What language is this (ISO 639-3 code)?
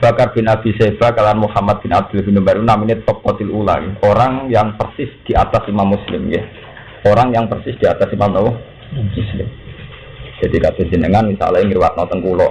ind